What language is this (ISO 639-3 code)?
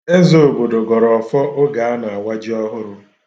ibo